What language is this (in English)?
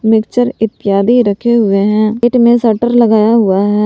Hindi